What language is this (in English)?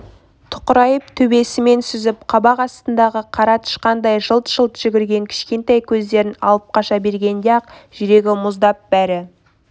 Kazakh